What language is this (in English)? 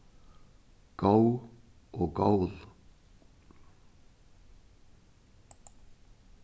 Faroese